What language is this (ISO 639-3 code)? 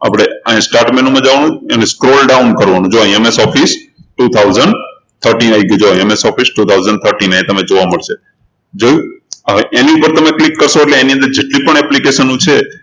guj